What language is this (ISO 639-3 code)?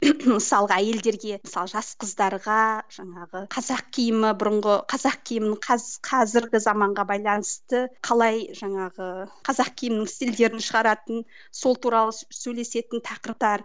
kaz